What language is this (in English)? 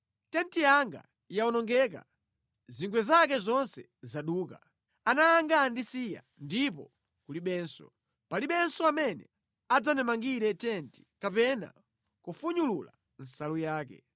Nyanja